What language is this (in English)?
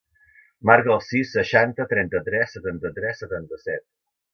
Catalan